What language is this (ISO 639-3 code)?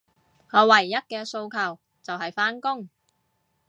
yue